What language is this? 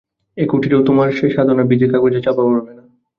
Bangla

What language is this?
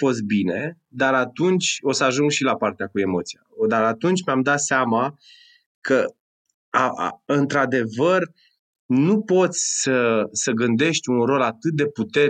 Romanian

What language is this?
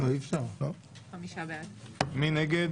Hebrew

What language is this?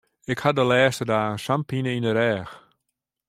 Western Frisian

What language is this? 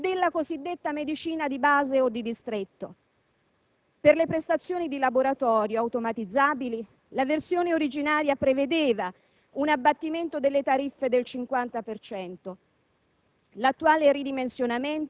Italian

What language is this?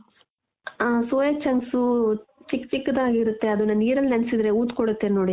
Kannada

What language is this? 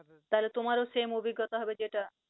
Bangla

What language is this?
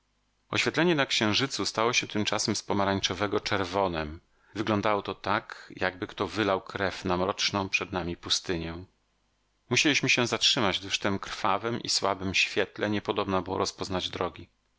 Polish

